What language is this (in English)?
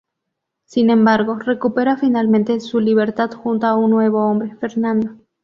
Spanish